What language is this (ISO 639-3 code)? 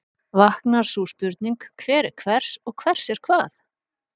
isl